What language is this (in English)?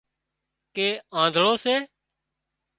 Wadiyara Koli